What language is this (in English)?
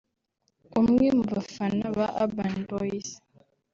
Kinyarwanda